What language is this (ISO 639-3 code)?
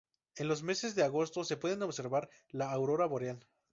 spa